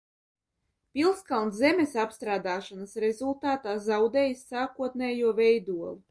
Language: Latvian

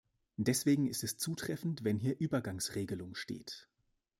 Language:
German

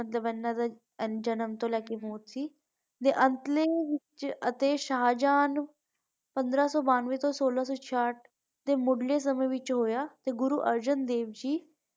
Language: Punjabi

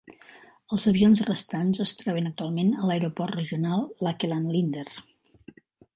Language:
Catalan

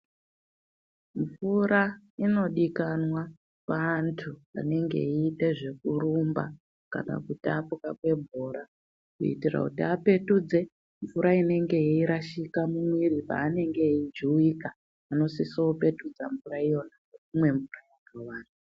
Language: Ndau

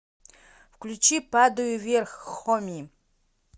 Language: Russian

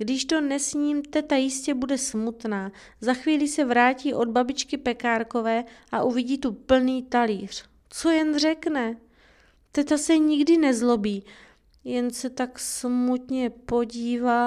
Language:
Czech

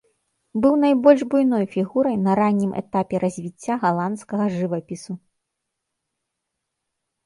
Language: Belarusian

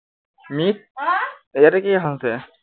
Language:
Assamese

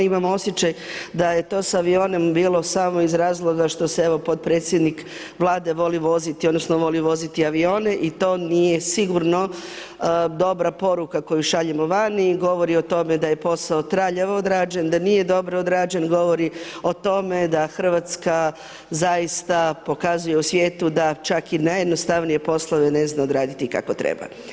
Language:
Croatian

